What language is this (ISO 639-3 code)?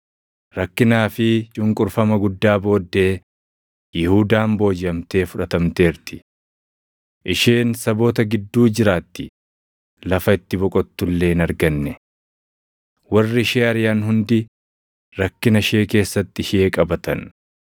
orm